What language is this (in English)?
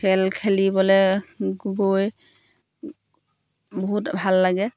Assamese